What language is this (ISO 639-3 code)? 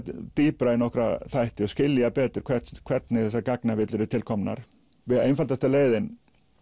isl